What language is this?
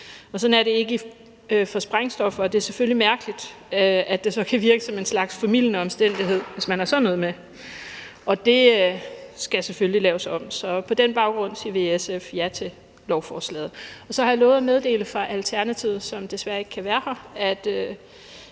Danish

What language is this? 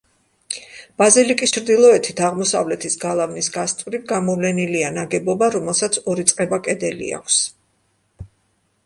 Georgian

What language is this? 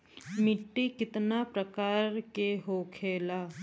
Bhojpuri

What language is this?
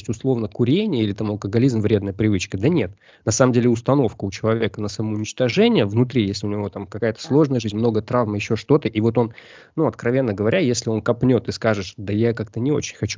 Russian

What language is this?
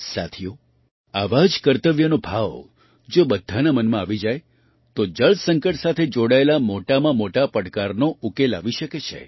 Gujarati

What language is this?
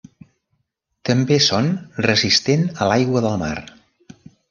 Catalan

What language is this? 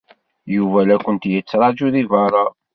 Kabyle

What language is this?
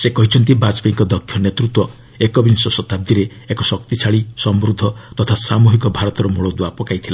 Odia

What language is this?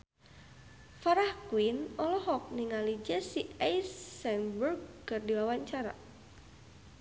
Sundanese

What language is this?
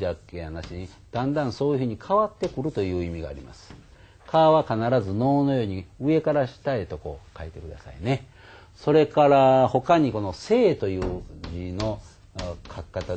Japanese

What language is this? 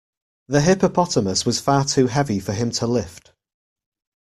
English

